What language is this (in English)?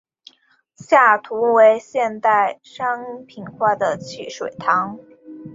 Chinese